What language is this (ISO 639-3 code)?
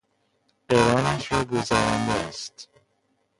fas